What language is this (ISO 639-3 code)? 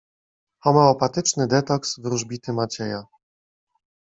pol